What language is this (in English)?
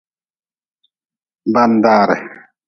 Nawdm